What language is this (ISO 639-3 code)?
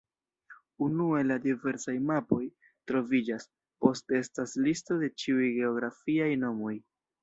epo